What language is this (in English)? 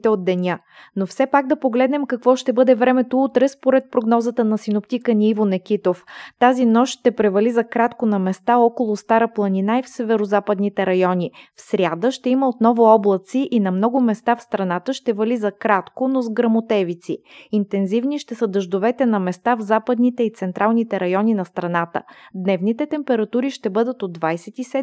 Bulgarian